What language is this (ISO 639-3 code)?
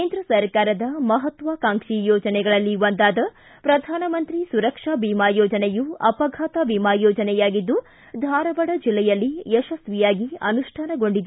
kan